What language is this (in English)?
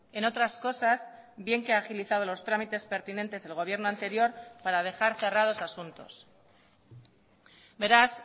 Spanish